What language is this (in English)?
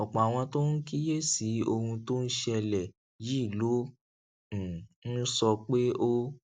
Yoruba